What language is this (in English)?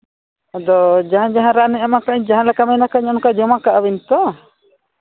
Santali